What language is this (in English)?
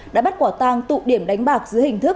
Vietnamese